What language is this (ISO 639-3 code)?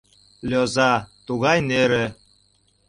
chm